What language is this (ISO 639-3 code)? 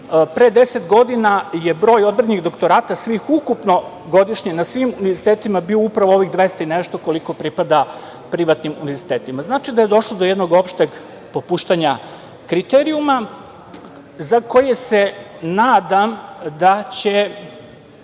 srp